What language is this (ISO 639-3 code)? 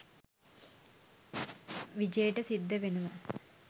sin